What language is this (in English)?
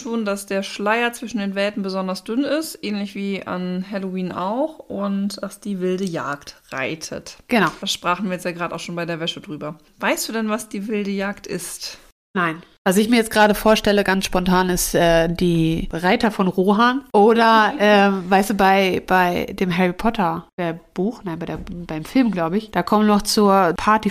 German